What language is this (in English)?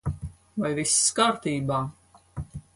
Latvian